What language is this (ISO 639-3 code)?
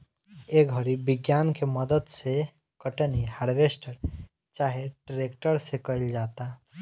bho